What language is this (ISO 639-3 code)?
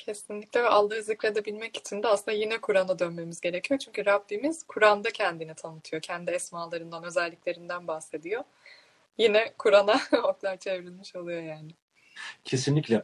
tur